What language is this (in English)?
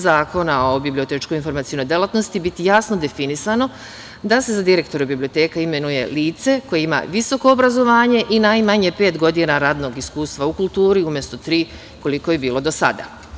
Serbian